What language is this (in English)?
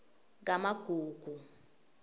Swati